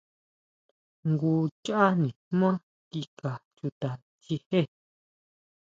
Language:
Huautla Mazatec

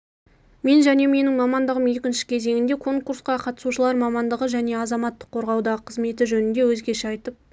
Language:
Kazakh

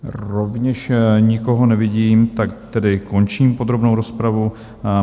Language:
Czech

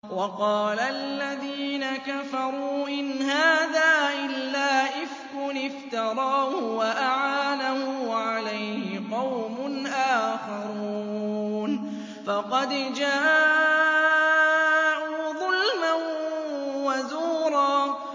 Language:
Arabic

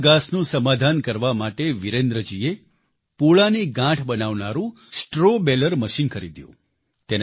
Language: Gujarati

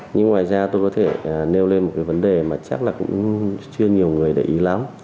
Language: Vietnamese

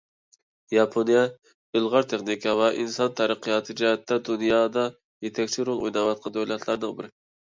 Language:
Uyghur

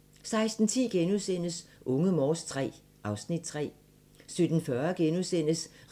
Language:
Danish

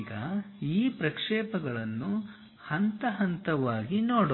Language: Kannada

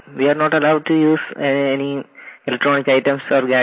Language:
Hindi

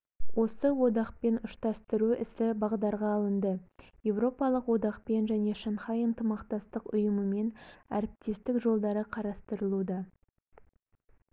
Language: Kazakh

